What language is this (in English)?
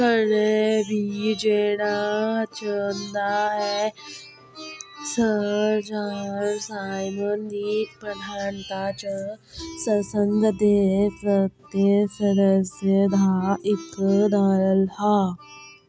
Dogri